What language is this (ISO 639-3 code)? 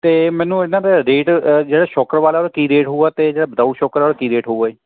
pan